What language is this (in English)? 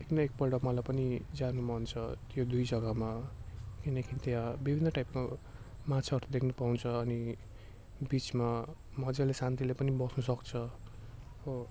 Nepali